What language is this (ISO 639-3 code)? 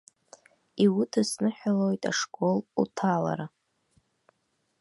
abk